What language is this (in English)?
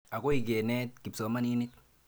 Kalenjin